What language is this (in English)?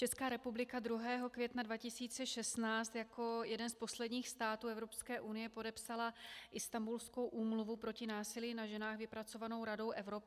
Czech